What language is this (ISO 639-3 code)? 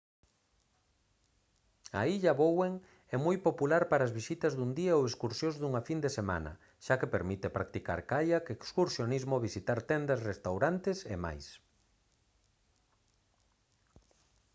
glg